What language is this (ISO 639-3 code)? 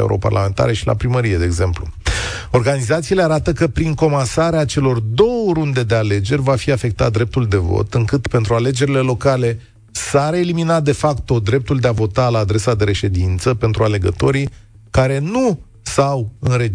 ron